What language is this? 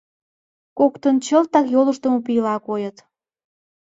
Mari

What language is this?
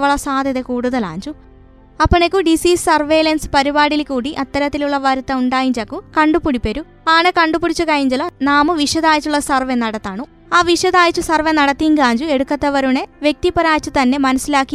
Malayalam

